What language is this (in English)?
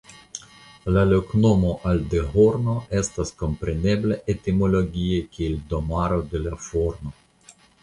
Esperanto